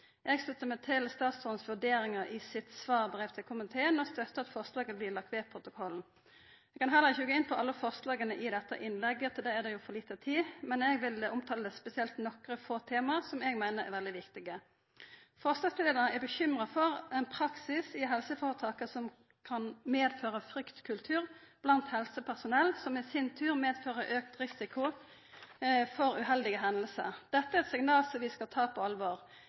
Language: Norwegian Nynorsk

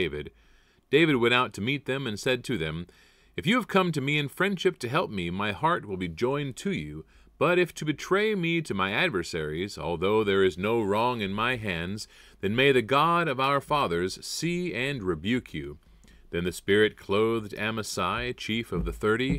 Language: English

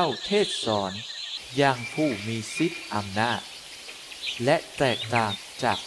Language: Thai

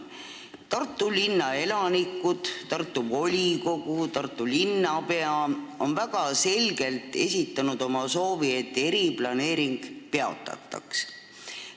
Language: Estonian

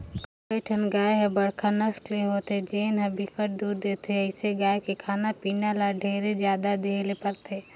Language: Chhattisgarhi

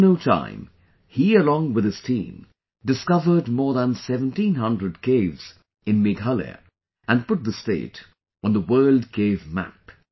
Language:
English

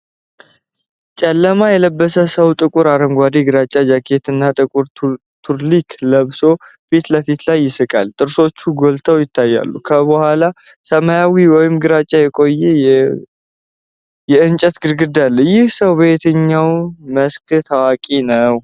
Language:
Amharic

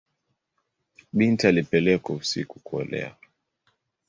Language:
Swahili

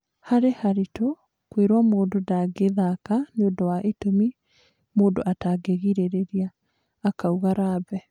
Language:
Kikuyu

